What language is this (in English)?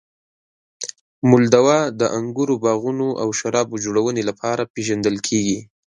Pashto